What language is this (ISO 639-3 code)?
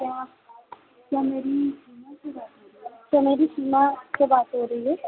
hin